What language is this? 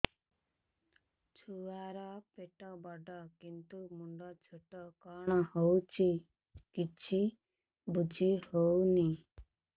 Odia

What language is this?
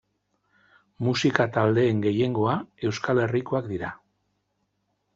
Basque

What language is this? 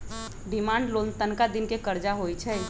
Magahi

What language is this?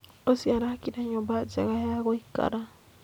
Kikuyu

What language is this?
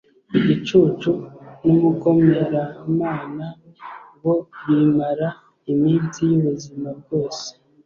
Kinyarwanda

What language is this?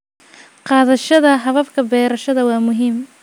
Somali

